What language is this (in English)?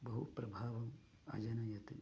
Sanskrit